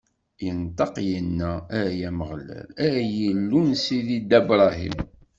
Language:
Kabyle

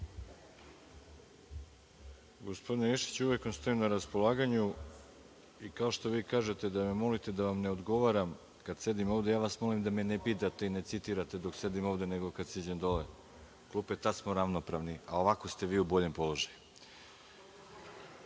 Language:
Serbian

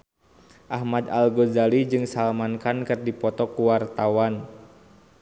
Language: Sundanese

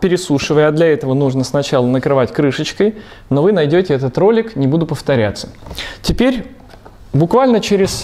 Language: Russian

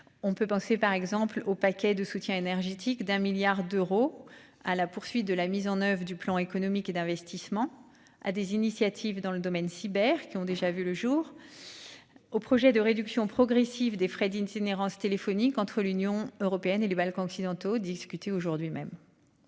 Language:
French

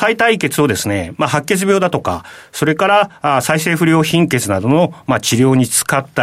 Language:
Japanese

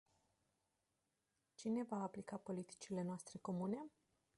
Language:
Romanian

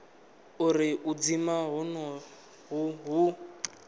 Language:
Venda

